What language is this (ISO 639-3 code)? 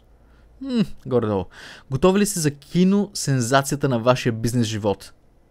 bul